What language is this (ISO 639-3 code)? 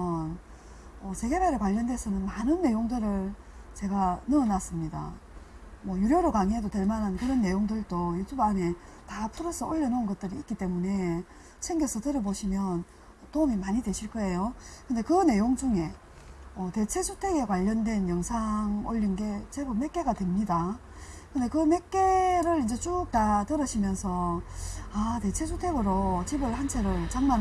kor